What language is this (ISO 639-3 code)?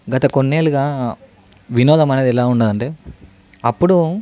tel